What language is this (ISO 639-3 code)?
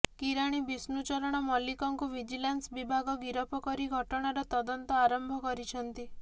ori